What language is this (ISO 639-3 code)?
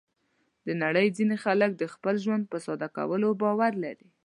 pus